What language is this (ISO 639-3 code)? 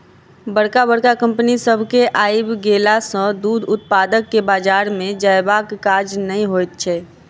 mai